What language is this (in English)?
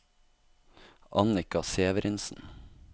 Norwegian